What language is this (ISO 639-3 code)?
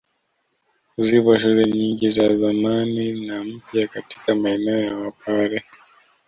swa